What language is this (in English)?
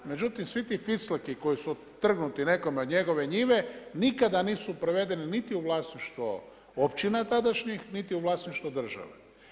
Croatian